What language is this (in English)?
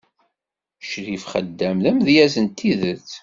Kabyle